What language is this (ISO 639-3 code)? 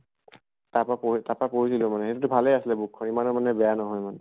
asm